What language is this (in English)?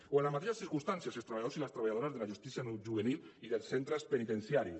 Catalan